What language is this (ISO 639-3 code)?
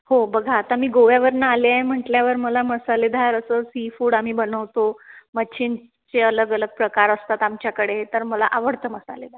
mar